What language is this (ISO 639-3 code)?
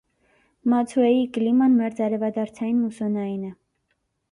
hye